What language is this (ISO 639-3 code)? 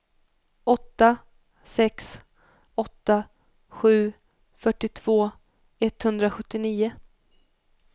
swe